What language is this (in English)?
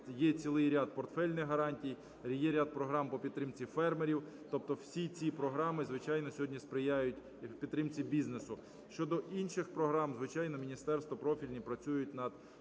Ukrainian